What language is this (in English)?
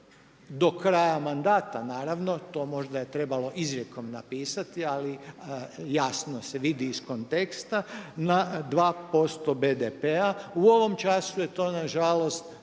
Croatian